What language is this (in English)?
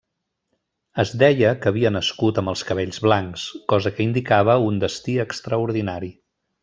Catalan